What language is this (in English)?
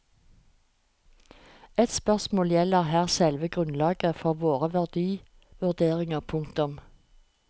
Norwegian